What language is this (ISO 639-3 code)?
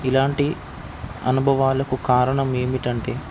tel